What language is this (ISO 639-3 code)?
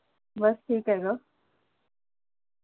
mar